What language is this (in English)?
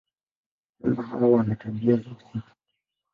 Swahili